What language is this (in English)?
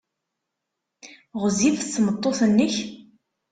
Kabyle